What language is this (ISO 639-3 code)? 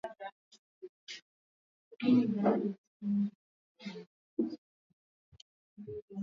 swa